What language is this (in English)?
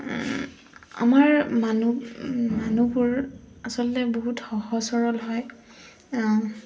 Assamese